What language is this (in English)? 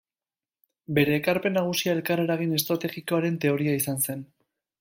Basque